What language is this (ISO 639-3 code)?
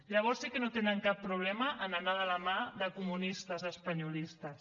cat